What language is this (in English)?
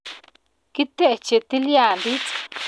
Kalenjin